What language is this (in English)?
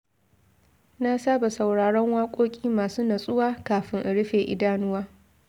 Hausa